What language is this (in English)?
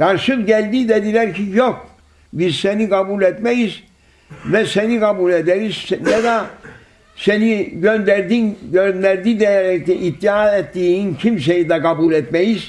Turkish